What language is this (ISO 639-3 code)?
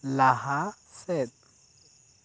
sat